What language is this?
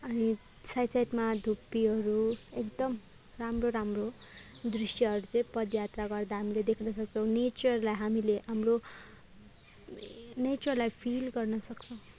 Nepali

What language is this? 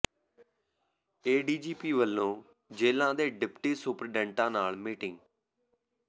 Punjabi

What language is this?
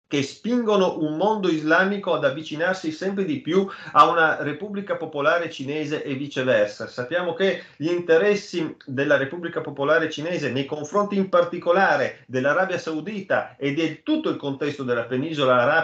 Italian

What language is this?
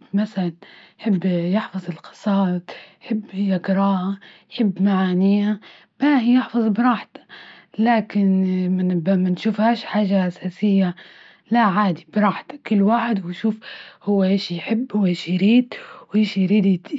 Libyan Arabic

